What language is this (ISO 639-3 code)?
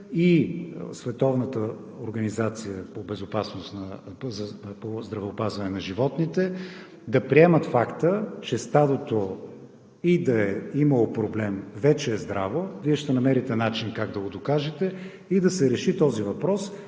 bul